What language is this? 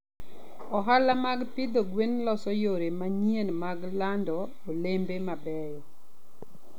Luo (Kenya and Tanzania)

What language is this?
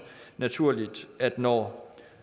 Danish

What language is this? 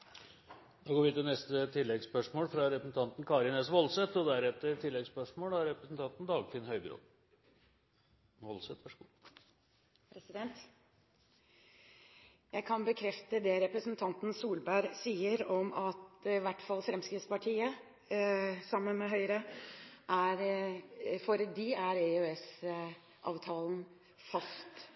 Norwegian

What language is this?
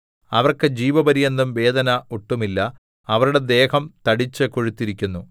Malayalam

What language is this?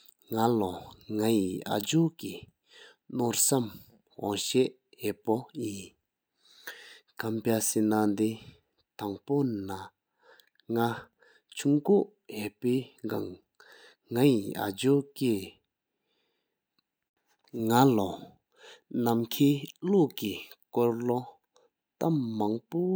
Sikkimese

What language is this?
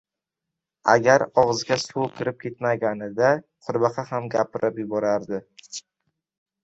Uzbek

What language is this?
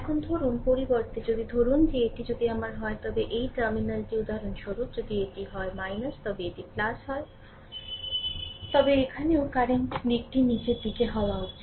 Bangla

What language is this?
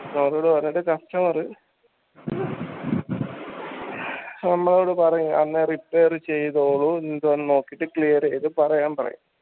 Malayalam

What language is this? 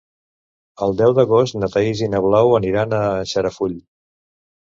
Catalan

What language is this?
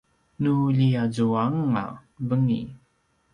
Paiwan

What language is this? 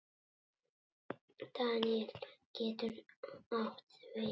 Icelandic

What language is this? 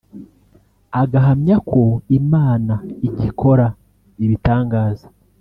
Kinyarwanda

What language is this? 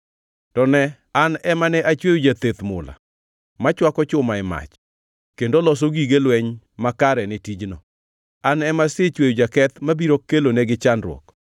Luo (Kenya and Tanzania)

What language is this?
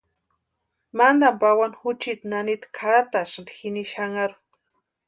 Western Highland Purepecha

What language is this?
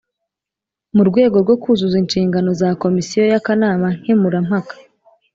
Kinyarwanda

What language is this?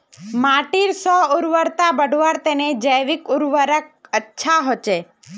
Magahi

